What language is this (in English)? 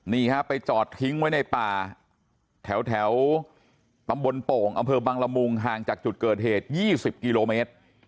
Thai